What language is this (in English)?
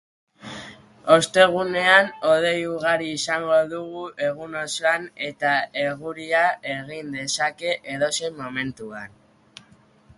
Basque